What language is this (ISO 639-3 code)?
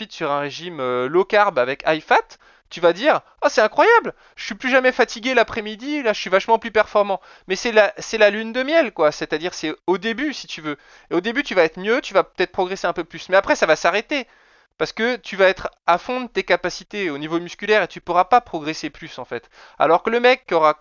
fra